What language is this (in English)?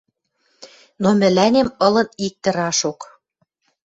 Western Mari